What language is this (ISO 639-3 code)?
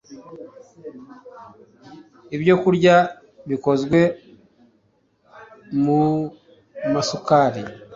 kin